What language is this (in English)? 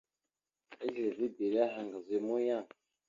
Mada (Cameroon)